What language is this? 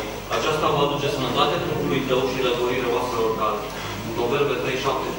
Romanian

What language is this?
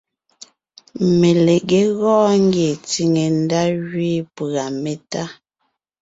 Ngiemboon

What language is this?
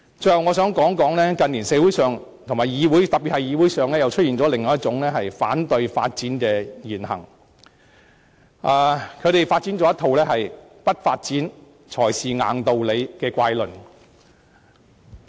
Cantonese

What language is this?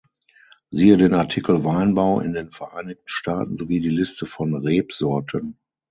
German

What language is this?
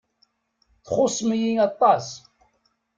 Kabyle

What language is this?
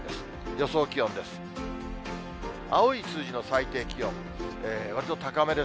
Japanese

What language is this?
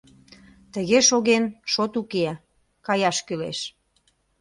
Mari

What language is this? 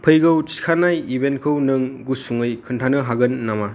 Bodo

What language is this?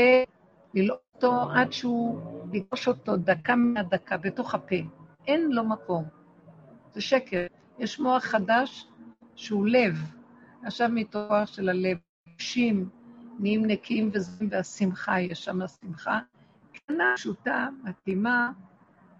Hebrew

